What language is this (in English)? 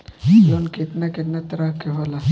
Bhojpuri